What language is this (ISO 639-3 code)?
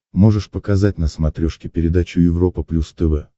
rus